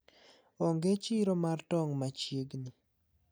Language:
Luo (Kenya and Tanzania)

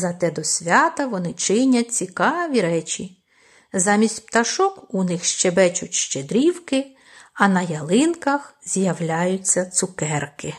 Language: Ukrainian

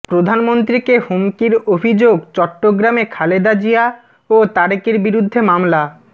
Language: Bangla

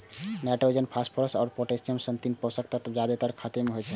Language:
Maithili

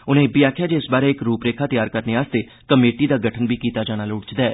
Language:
Dogri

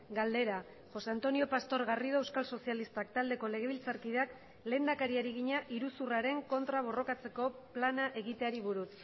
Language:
Basque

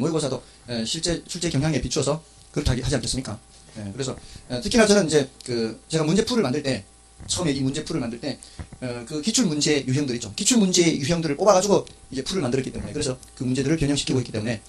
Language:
Korean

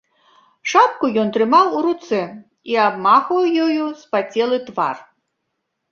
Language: Belarusian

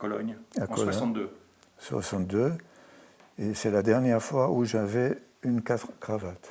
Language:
French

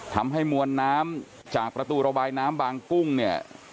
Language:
Thai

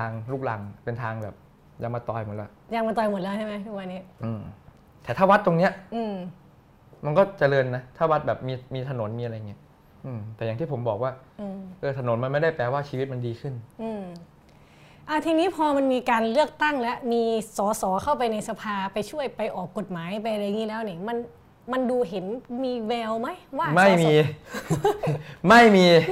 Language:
Thai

